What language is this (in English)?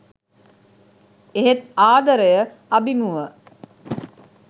Sinhala